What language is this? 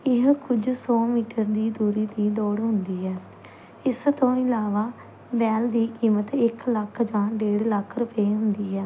Punjabi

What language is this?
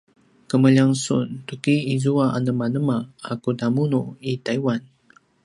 Paiwan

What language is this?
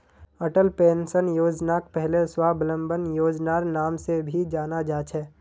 Magahi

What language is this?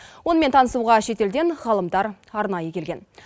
Kazakh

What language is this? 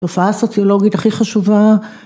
Hebrew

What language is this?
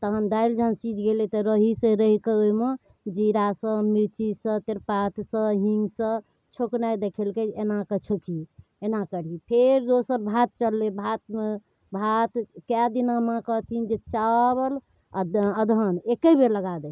Maithili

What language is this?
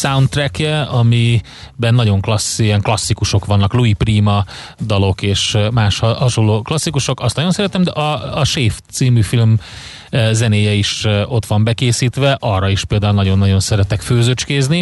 Hungarian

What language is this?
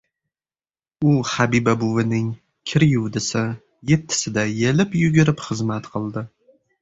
Uzbek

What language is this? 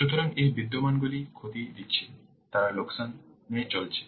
Bangla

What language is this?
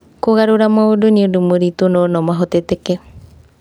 Kikuyu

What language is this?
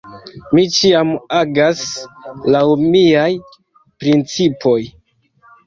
Esperanto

